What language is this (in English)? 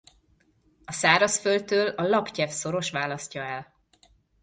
Hungarian